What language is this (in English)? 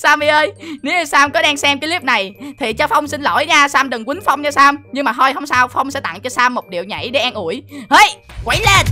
Vietnamese